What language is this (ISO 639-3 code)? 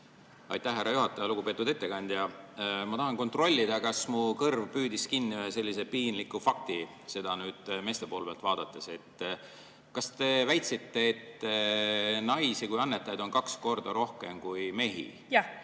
est